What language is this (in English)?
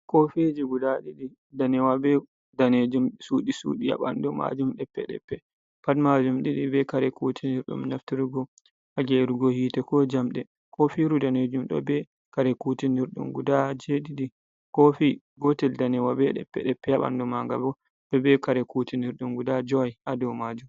Fula